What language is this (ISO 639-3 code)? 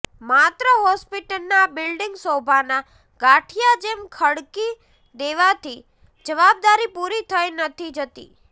guj